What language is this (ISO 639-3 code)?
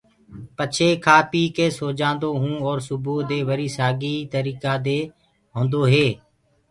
ggg